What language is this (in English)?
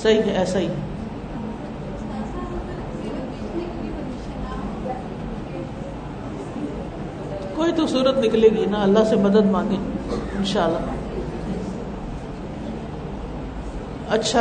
Urdu